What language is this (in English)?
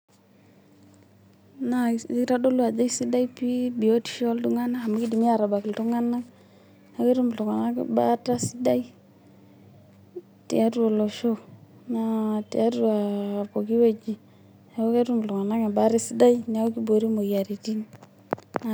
Masai